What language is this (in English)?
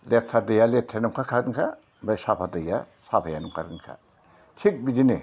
Bodo